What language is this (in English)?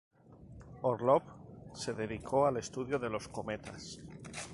Spanish